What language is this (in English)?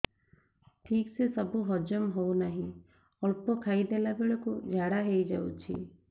Odia